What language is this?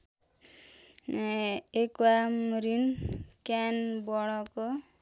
Nepali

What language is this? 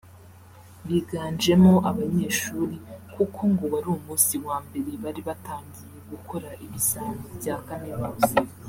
Kinyarwanda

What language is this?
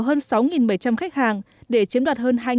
Vietnamese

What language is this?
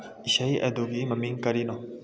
Manipuri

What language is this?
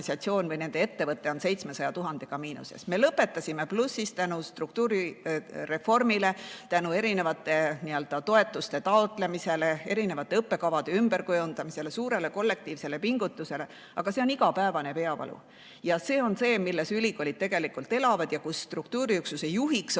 Estonian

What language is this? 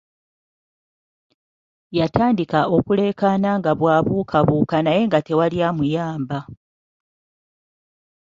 Ganda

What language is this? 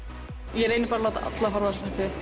Icelandic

